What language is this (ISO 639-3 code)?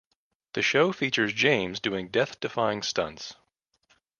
eng